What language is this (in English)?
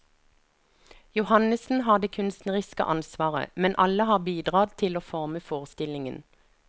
Norwegian